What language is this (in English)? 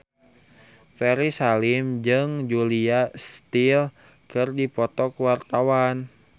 Sundanese